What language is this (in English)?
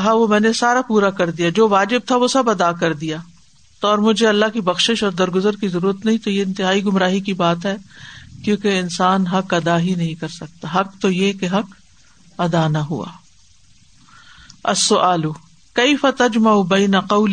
Urdu